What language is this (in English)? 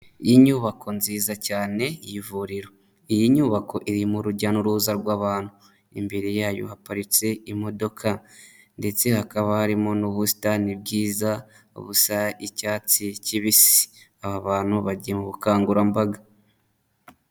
Kinyarwanda